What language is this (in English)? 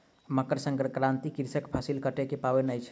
Maithili